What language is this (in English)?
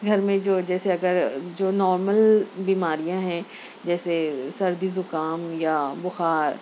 Urdu